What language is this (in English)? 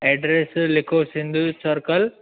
Sindhi